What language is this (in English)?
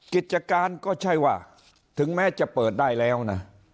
Thai